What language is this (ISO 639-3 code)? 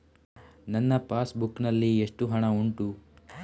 kan